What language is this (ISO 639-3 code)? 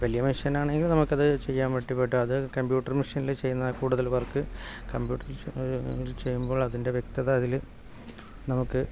mal